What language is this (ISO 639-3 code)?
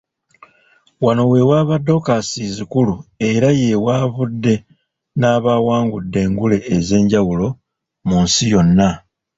lug